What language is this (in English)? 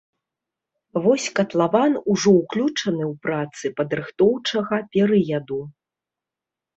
Belarusian